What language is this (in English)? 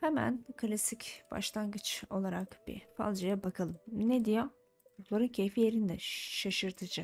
Turkish